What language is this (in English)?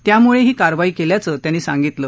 Marathi